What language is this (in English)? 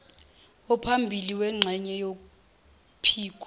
Zulu